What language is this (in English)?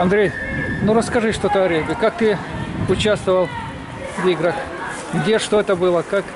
Russian